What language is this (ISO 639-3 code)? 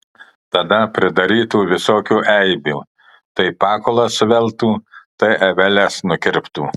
lit